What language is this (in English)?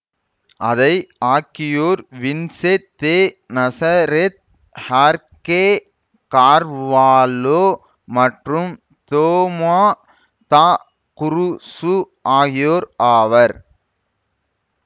Tamil